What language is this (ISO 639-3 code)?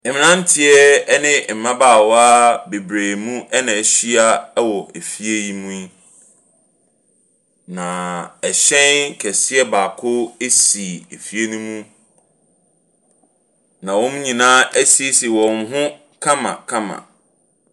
aka